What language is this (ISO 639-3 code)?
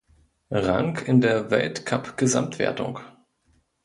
deu